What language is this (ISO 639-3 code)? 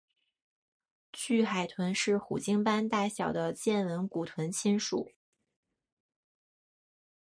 zho